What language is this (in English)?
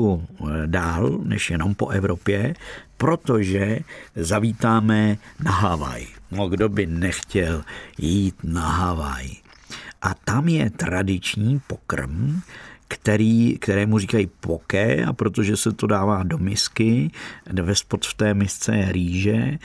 Czech